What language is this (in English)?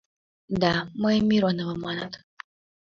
Mari